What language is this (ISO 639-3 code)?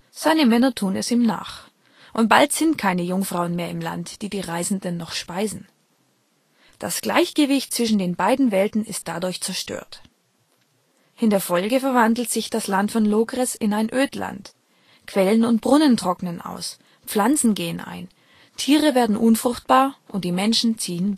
deu